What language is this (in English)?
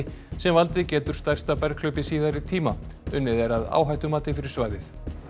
Icelandic